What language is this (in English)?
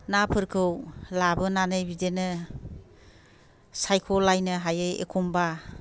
Bodo